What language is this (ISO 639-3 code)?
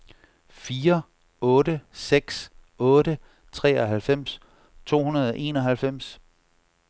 dan